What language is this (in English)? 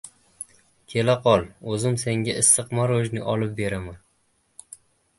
Uzbek